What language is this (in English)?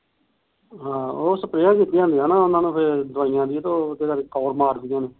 Punjabi